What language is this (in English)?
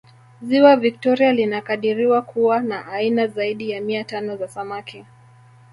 Swahili